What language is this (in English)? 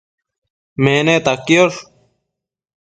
Matsés